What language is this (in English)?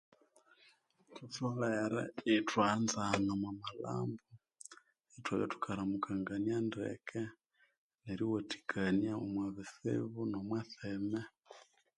Konzo